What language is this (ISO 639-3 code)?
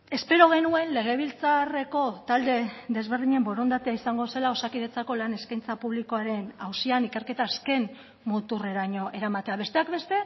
eus